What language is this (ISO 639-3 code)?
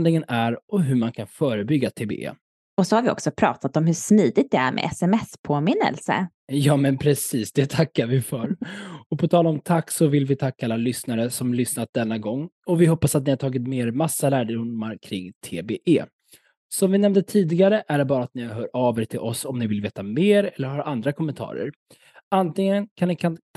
swe